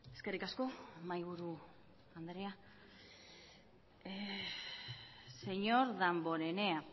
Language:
Basque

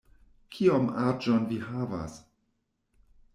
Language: Esperanto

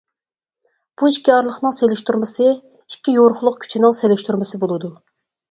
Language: Uyghur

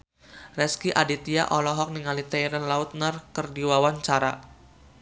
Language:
Sundanese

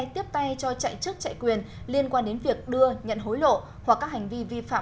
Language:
Vietnamese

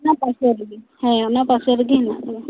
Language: Santali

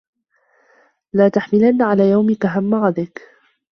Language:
Arabic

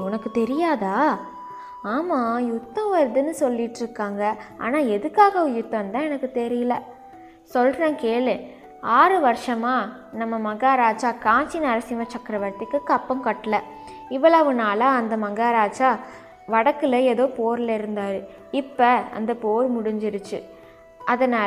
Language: Tamil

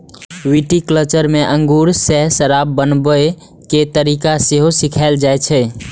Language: Maithili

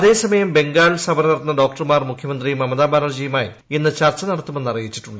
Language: Malayalam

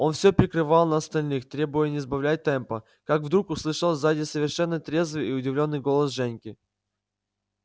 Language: Russian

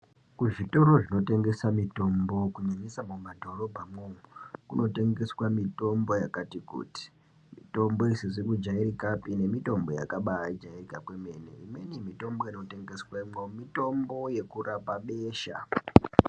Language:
Ndau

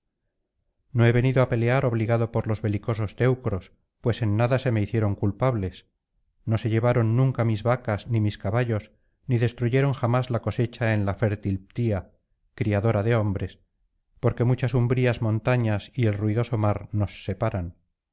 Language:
Spanish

